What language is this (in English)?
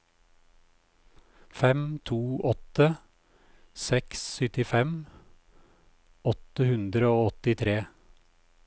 Norwegian